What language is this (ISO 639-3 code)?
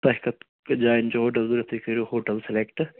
kas